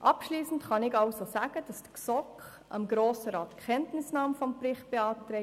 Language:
Swiss German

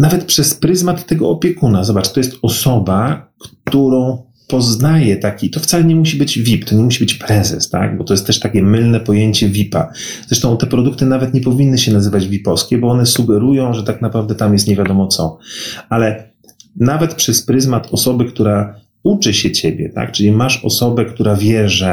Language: Polish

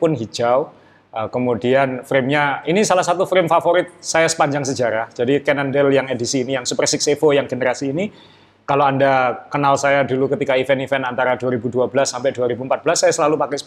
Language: Indonesian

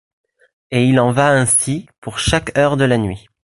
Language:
French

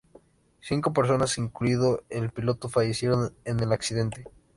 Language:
Spanish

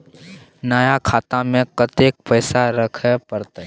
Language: Maithili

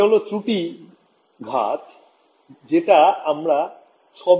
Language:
Bangla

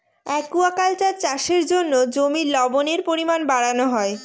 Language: Bangla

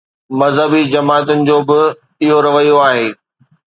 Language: Sindhi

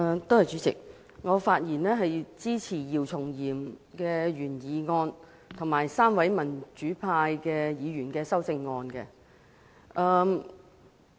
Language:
Cantonese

